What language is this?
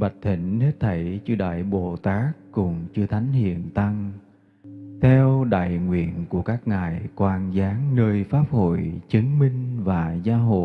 Vietnamese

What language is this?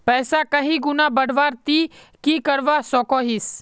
Magahi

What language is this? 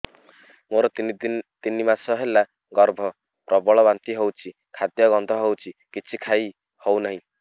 Odia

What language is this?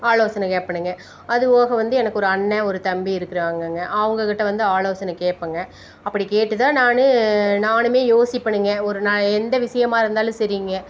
Tamil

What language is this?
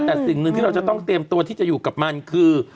Thai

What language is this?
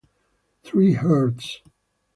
Italian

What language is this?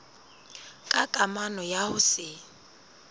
Southern Sotho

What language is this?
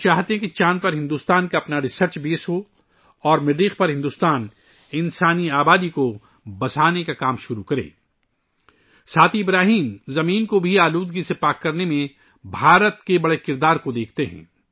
Urdu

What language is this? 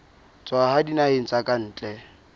Southern Sotho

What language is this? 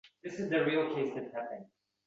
Uzbek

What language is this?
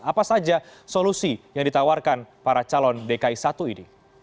Indonesian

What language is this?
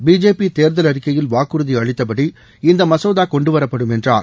Tamil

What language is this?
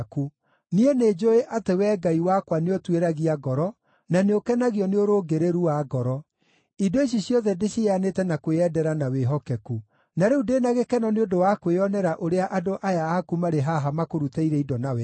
Kikuyu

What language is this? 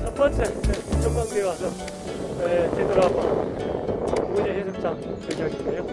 Korean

